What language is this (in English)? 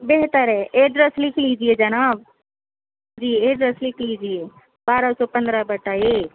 Urdu